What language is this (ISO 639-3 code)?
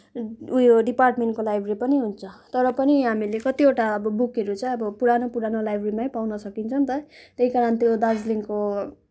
nep